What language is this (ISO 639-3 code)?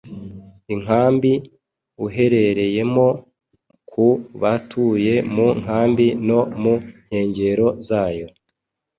kin